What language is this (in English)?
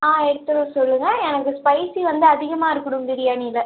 Tamil